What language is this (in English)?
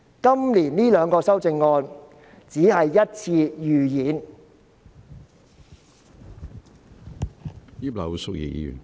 Cantonese